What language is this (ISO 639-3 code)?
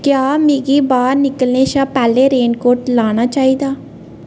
doi